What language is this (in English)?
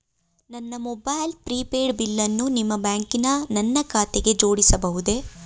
Kannada